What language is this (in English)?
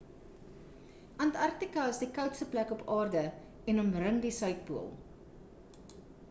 Afrikaans